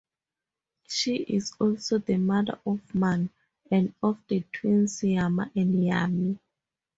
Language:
English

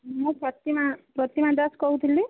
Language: Odia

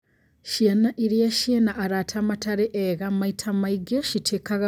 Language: Kikuyu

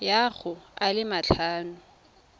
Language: Tswana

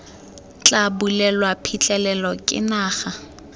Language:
Tswana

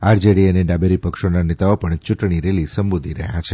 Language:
Gujarati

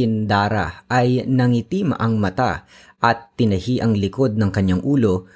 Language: Filipino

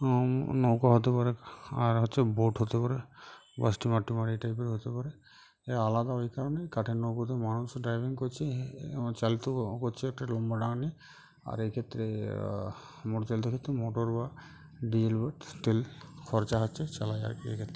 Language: Bangla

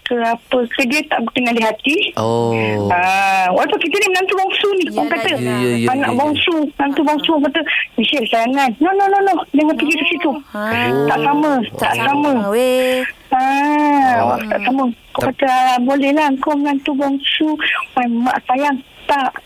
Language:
Malay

